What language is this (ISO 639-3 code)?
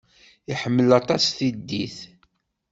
kab